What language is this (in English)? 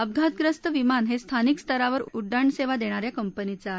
Marathi